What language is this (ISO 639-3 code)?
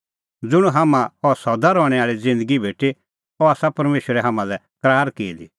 kfx